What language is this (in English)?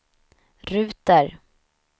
Swedish